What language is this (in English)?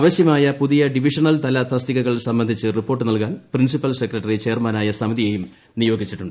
Malayalam